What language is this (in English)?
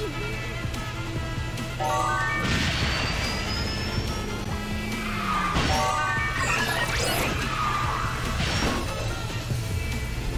Korean